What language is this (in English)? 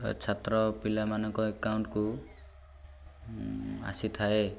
Odia